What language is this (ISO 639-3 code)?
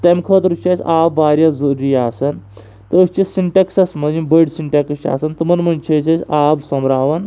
kas